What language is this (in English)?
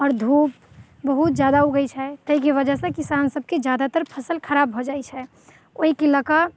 Maithili